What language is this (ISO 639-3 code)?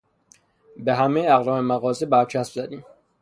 fas